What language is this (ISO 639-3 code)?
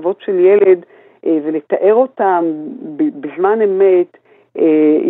heb